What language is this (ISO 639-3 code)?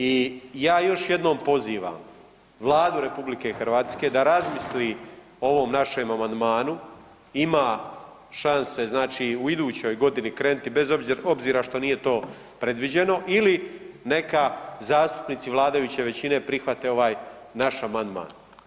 hrv